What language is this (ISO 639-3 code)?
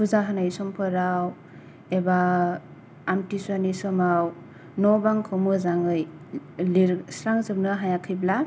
brx